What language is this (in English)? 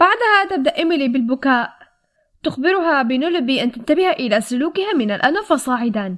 Arabic